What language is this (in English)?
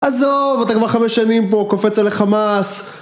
Hebrew